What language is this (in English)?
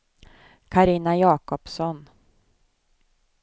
Swedish